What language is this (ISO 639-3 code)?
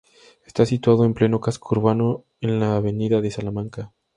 spa